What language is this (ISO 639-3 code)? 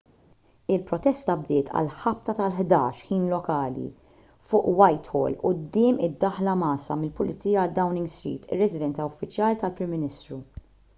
mlt